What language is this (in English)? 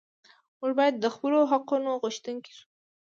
Pashto